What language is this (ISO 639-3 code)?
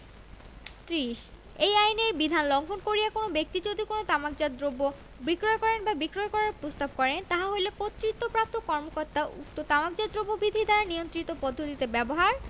ben